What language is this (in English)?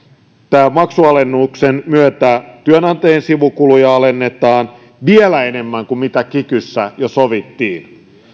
Finnish